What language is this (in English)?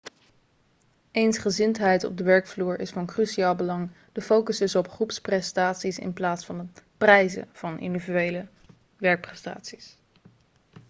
Dutch